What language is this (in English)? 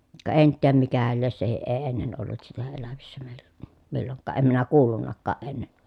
Finnish